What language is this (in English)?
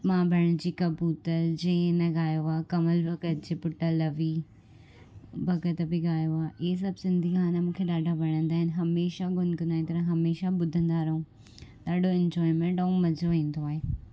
Sindhi